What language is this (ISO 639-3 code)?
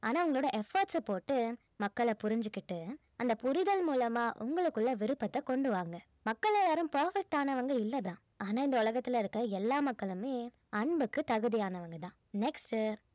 tam